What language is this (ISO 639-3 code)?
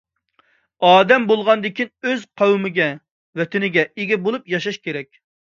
uig